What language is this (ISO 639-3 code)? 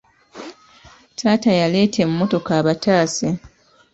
lug